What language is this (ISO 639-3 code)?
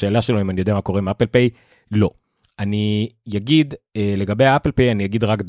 heb